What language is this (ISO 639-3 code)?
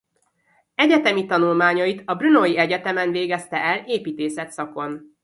hun